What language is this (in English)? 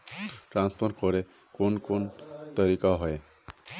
Magahi